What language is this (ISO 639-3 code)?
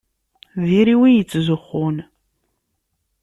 kab